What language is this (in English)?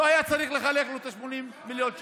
Hebrew